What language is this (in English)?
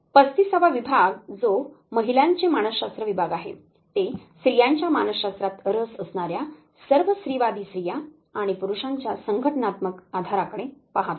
Marathi